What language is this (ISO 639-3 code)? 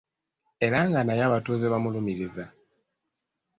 lug